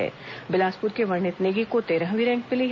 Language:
Hindi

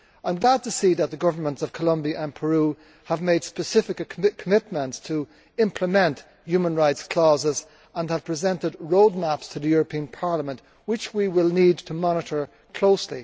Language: English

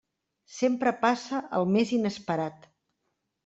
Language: Catalan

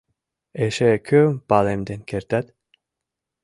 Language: Mari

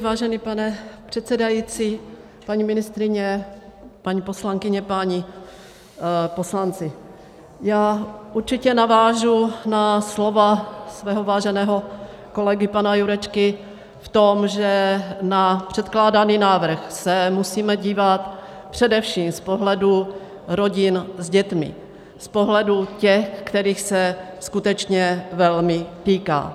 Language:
Czech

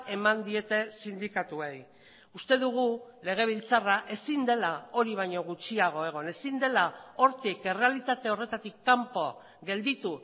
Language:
Basque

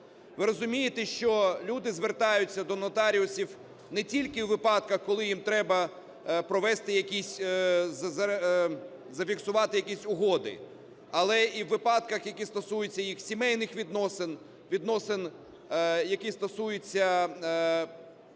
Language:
Ukrainian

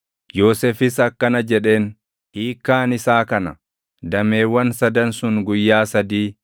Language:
Oromo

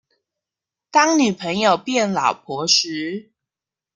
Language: Chinese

